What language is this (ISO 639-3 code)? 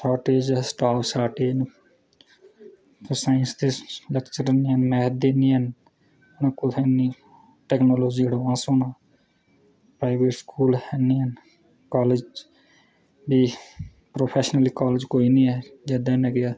doi